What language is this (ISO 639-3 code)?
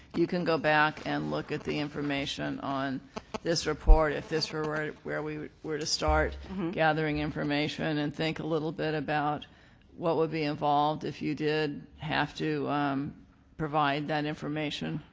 eng